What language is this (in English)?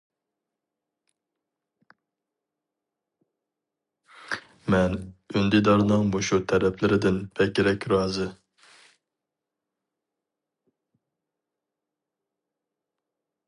Uyghur